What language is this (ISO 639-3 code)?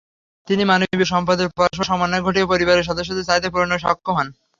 ben